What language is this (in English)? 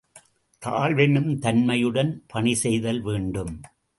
Tamil